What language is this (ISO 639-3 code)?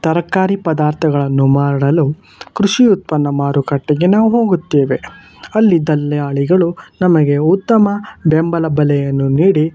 kan